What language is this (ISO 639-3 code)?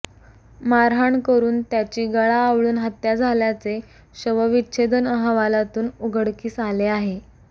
mar